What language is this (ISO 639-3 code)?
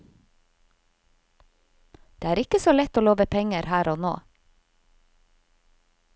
nor